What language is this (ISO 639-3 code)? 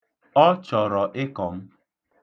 ibo